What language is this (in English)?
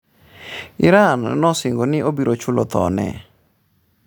Luo (Kenya and Tanzania)